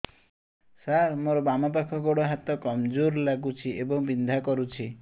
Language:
Odia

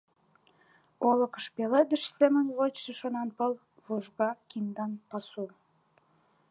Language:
Mari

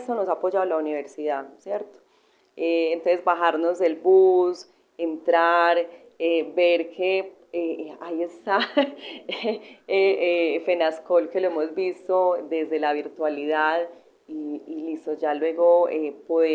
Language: Spanish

